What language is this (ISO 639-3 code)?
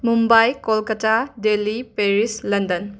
mni